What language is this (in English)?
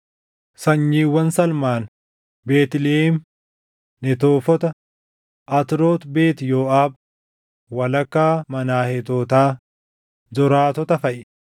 Oromo